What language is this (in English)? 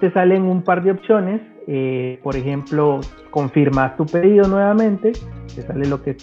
Spanish